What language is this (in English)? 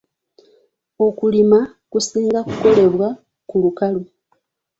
Ganda